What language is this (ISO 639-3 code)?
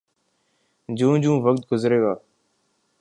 urd